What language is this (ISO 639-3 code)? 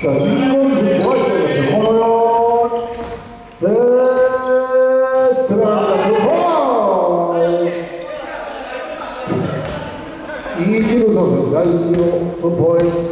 kor